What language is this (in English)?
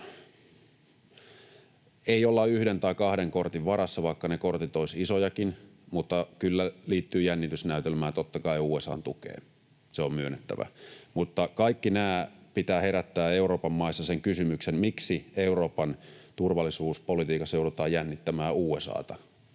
Finnish